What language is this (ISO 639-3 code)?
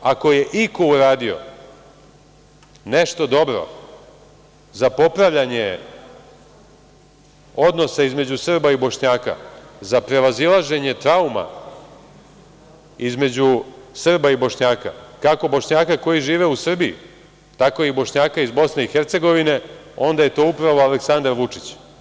srp